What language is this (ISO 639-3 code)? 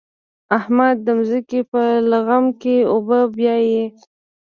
pus